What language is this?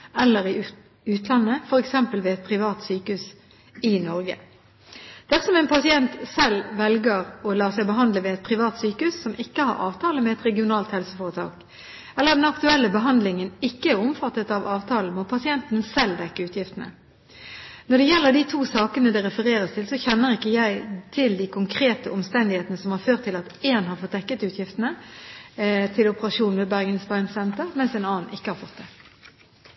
Norwegian Bokmål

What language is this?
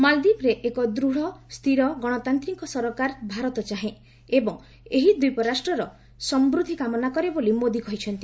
Odia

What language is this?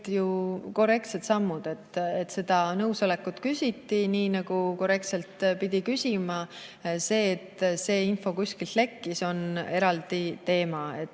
Estonian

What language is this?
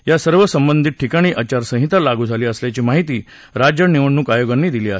Marathi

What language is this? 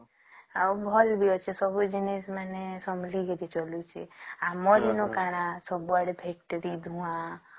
Odia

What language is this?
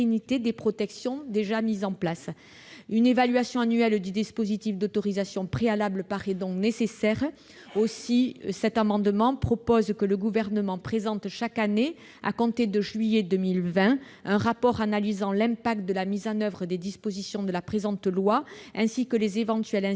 French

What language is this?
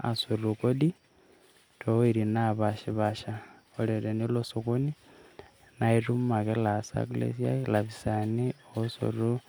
Masai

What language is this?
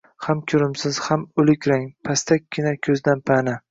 Uzbek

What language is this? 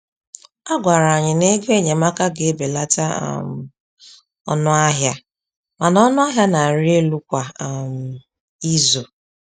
Igbo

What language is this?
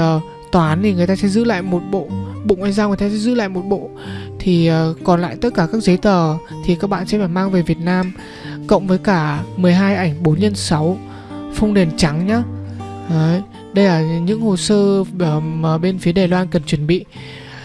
Vietnamese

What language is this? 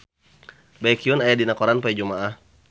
Sundanese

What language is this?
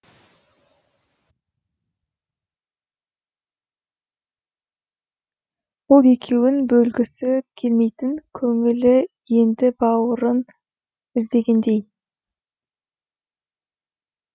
Kazakh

